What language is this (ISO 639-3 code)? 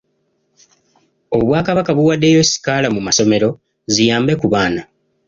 lug